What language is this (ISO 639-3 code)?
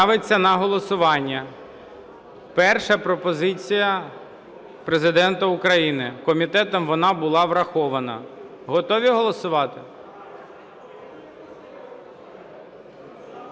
ukr